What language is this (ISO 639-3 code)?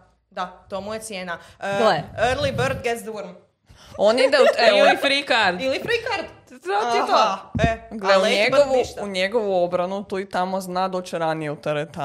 hrv